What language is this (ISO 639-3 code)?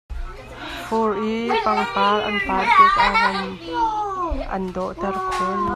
cnh